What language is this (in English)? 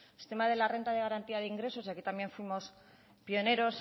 Spanish